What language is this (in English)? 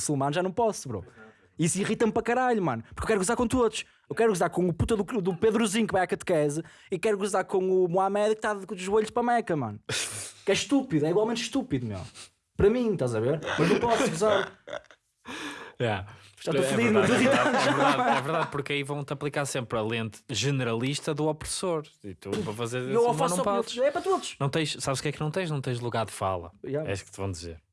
Portuguese